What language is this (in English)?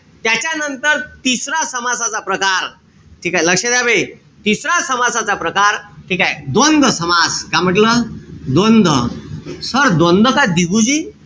Marathi